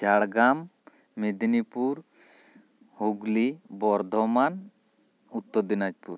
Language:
Santali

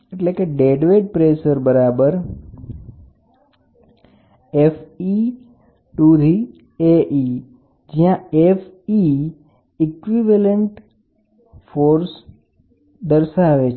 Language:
Gujarati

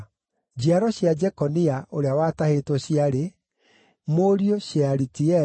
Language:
Kikuyu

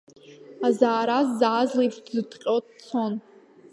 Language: Abkhazian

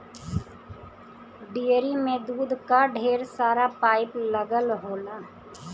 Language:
Bhojpuri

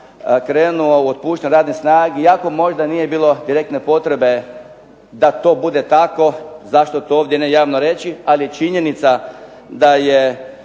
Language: Croatian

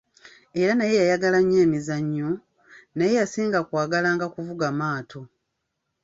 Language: Ganda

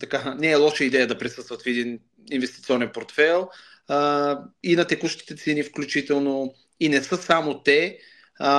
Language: Bulgarian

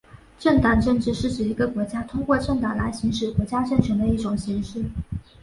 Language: Chinese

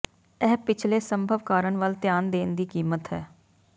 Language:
Punjabi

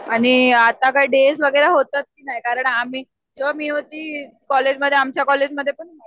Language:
Marathi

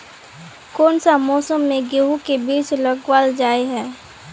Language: Magahi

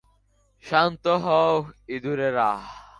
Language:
Bangla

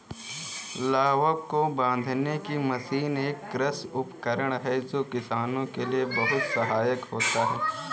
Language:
Hindi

